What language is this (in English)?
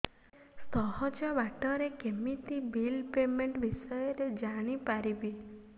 Odia